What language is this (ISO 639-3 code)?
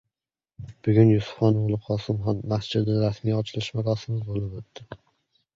uzb